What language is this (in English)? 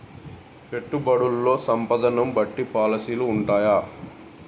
Telugu